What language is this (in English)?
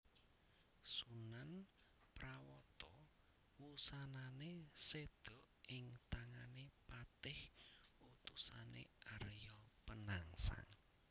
Javanese